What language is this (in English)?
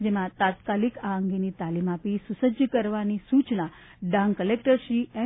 Gujarati